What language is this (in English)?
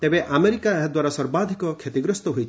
Odia